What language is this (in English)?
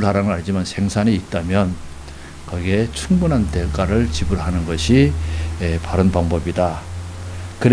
Korean